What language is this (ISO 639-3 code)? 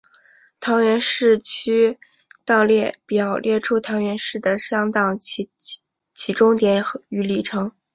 zho